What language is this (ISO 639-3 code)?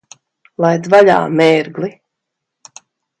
lav